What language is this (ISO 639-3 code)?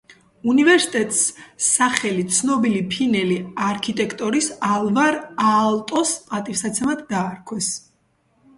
kat